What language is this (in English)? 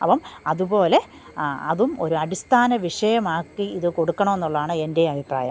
Malayalam